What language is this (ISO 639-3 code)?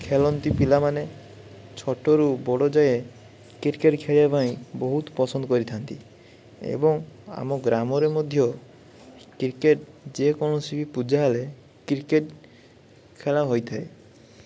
ori